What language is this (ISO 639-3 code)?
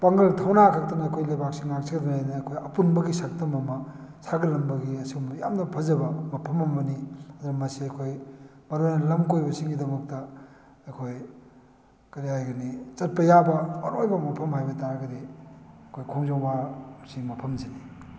mni